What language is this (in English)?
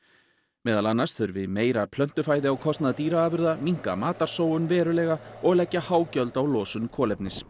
Icelandic